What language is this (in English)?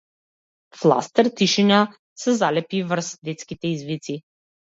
Macedonian